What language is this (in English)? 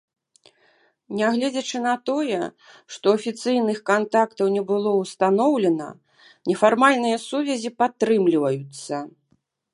Belarusian